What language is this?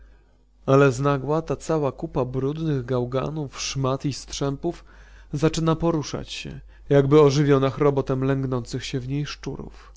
Polish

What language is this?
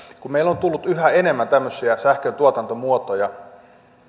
Finnish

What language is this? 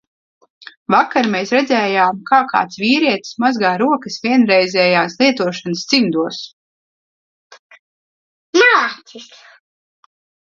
Latvian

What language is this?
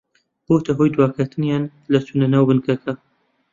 Central Kurdish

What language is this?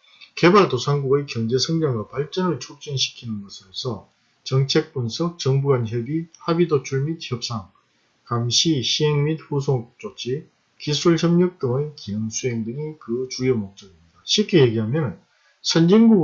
Korean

